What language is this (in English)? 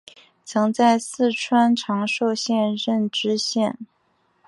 Chinese